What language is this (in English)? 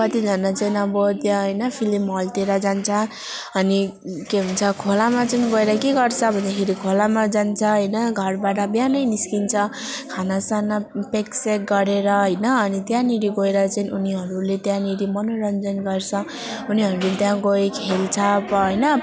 Nepali